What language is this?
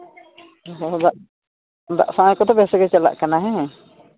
Santali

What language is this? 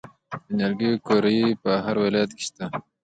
Pashto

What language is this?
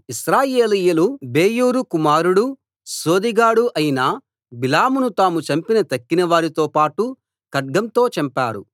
Telugu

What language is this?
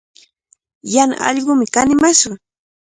Cajatambo North Lima Quechua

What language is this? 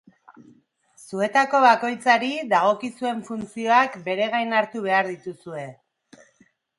Basque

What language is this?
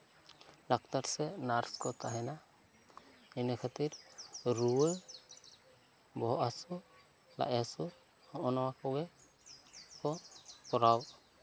Santali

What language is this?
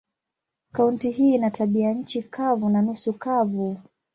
Swahili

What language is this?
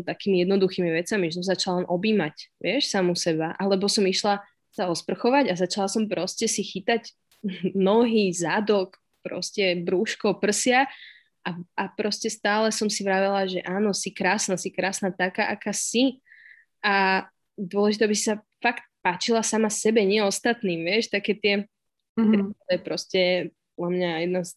Slovak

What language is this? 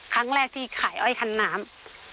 Thai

